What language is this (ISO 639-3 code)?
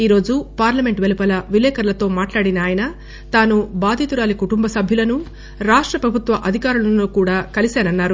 tel